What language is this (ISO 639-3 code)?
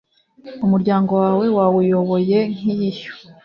kin